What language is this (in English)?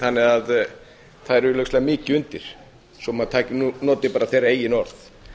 Icelandic